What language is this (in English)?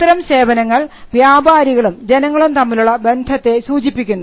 Malayalam